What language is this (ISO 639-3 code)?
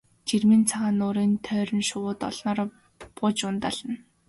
mon